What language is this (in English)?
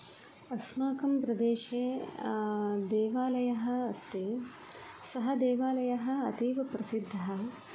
Sanskrit